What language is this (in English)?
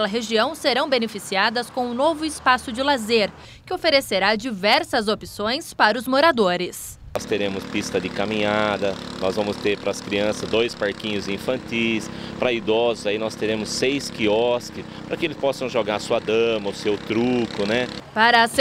Portuguese